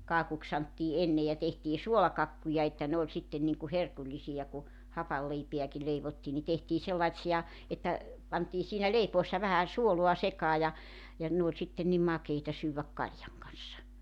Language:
Finnish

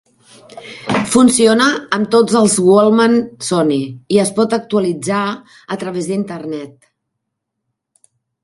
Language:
Catalan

